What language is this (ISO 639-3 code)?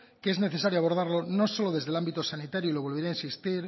spa